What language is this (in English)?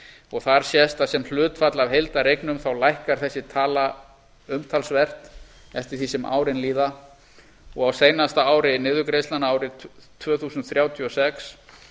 Icelandic